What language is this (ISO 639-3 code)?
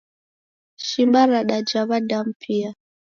dav